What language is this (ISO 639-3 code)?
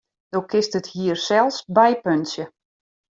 fry